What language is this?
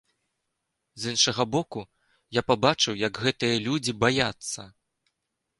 Belarusian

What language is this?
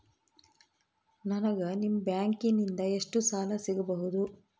Kannada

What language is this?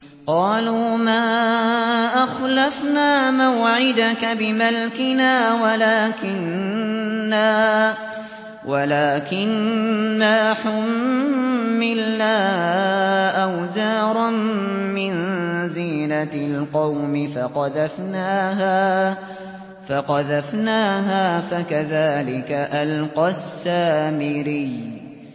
Arabic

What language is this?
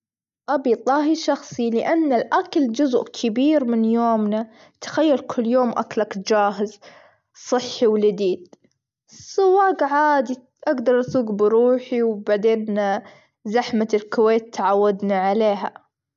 Gulf Arabic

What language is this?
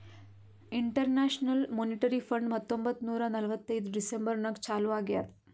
Kannada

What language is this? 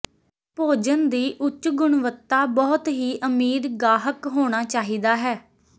Punjabi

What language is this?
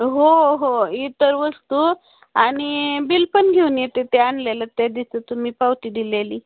Marathi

